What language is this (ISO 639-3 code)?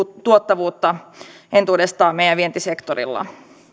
fin